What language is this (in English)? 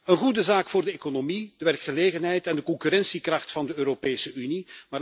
Dutch